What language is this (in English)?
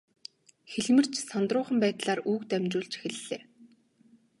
Mongolian